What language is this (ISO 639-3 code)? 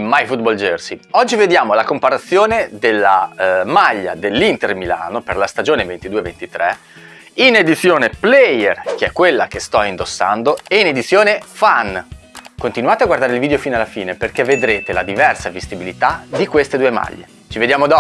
ita